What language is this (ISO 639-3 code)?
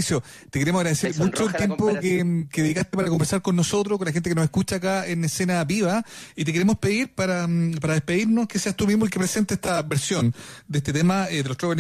spa